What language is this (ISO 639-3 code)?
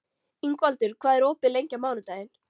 isl